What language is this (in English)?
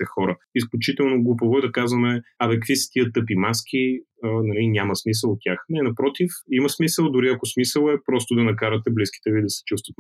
Bulgarian